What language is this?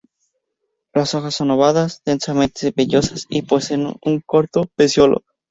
Spanish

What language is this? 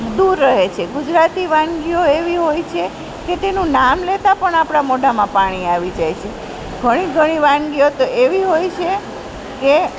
Gujarati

